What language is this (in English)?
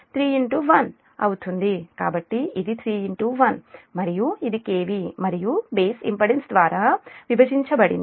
Telugu